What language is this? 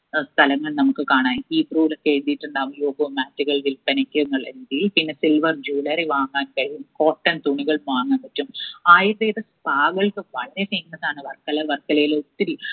Malayalam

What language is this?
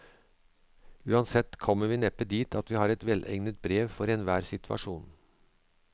Norwegian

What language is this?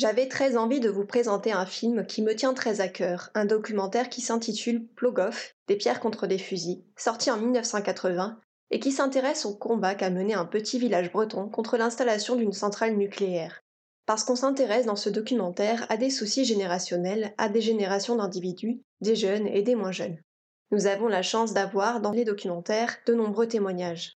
French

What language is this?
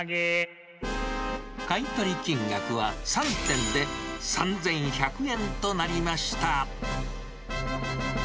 Japanese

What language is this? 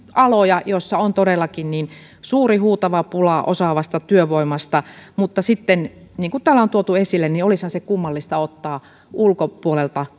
Finnish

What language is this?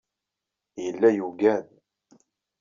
Kabyle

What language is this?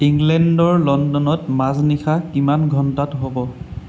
Assamese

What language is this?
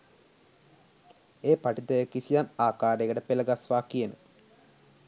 Sinhala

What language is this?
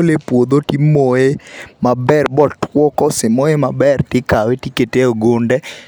Luo (Kenya and Tanzania)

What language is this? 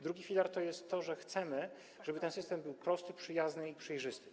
Polish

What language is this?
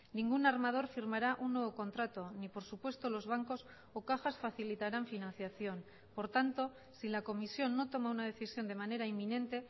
Spanish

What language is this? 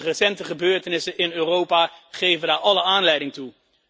Dutch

